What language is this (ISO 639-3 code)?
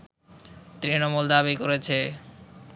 ben